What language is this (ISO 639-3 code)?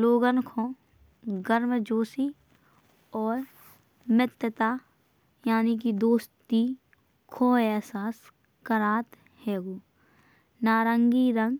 bns